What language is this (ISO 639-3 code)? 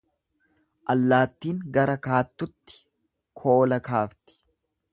orm